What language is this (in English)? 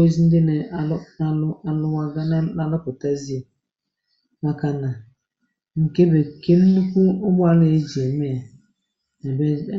Igbo